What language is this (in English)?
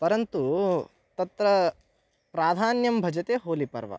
Sanskrit